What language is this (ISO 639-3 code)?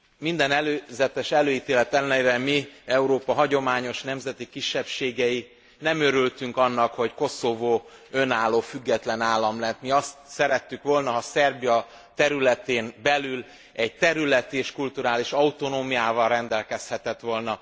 hun